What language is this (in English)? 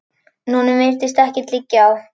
Icelandic